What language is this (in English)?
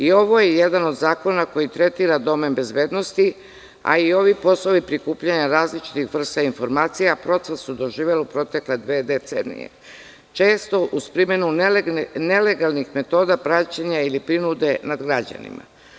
Serbian